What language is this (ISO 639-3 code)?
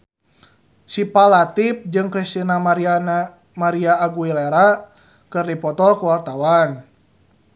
sun